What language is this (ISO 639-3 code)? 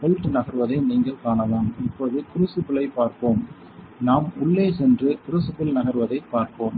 tam